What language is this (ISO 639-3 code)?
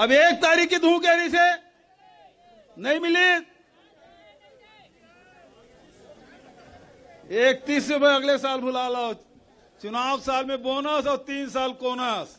hin